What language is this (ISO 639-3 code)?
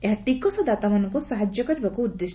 ori